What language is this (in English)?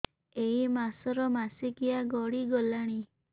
Odia